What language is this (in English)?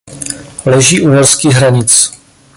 Czech